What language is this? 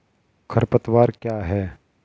Hindi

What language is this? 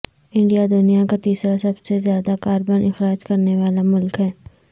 Urdu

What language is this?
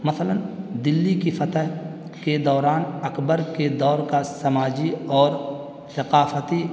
Urdu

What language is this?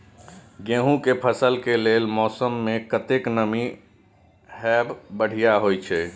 Maithili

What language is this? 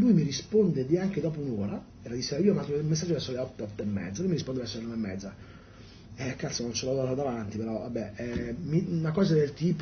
Italian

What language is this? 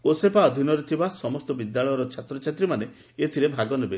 Odia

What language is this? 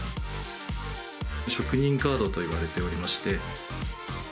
Japanese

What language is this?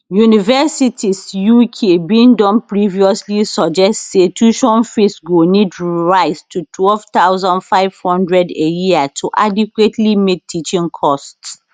Nigerian Pidgin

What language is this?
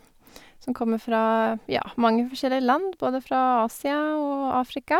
Norwegian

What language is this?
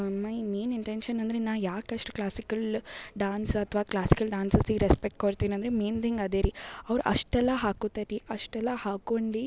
Kannada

